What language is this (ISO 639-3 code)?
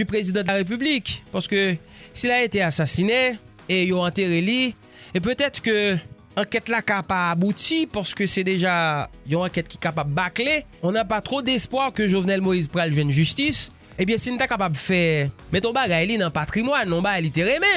fra